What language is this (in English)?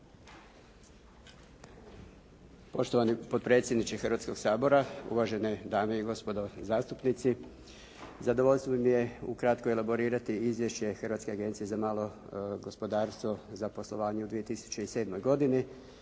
Croatian